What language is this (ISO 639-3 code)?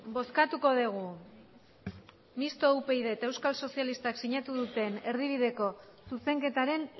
eus